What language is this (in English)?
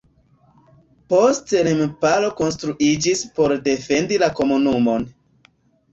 Esperanto